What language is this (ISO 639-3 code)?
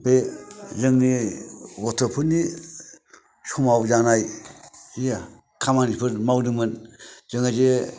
brx